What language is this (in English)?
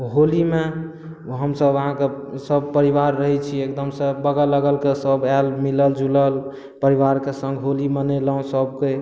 Maithili